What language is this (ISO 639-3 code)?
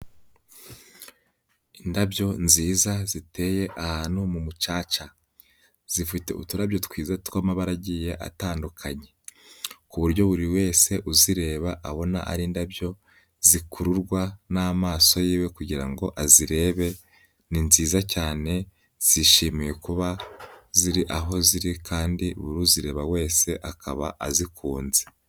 kin